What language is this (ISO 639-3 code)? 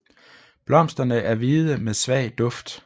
dan